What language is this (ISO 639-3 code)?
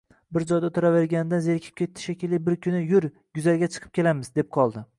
uzb